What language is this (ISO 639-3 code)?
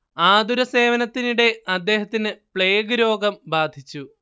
mal